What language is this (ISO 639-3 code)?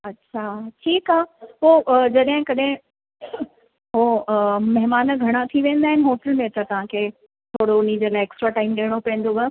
snd